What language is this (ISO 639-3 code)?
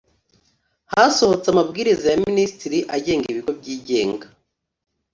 kin